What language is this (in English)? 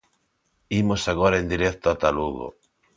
Galician